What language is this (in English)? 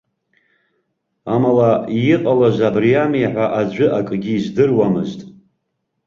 Abkhazian